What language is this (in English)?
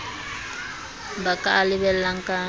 Southern Sotho